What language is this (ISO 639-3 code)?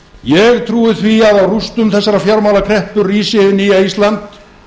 isl